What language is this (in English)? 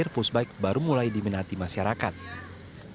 Indonesian